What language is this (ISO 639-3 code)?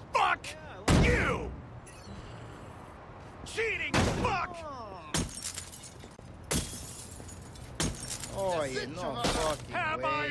swe